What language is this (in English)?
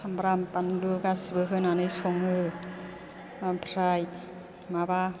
Bodo